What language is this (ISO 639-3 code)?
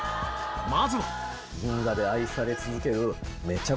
jpn